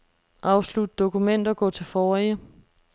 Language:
Danish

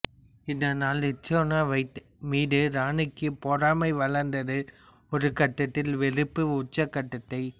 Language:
Tamil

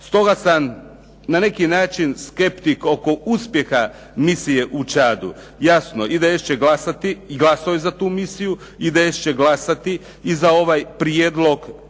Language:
Croatian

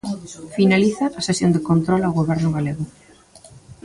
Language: Galician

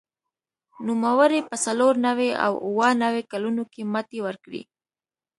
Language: Pashto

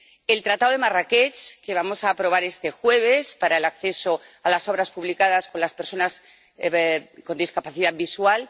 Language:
Spanish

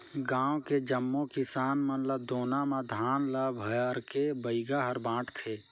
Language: Chhattisgarhi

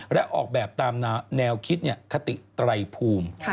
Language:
Thai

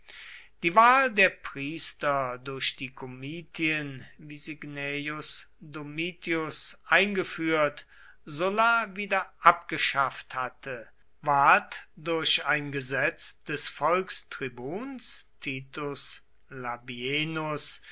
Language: German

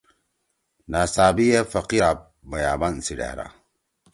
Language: Torwali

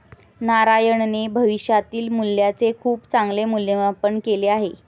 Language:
Marathi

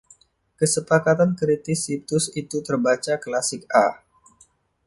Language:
Indonesian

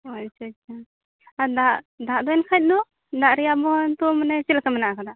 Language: Santali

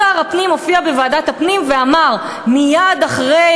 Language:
Hebrew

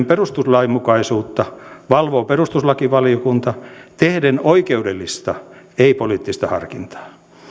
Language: Finnish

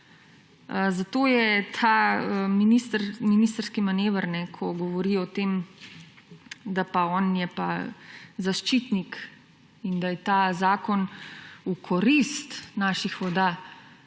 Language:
Slovenian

